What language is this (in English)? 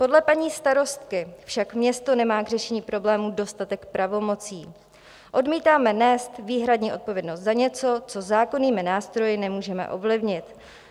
Czech